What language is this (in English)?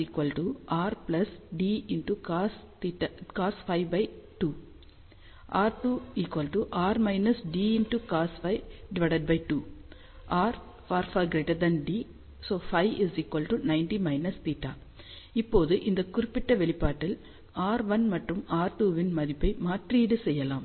Tamil